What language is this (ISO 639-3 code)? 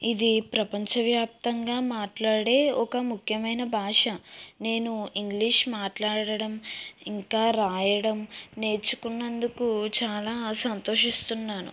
tel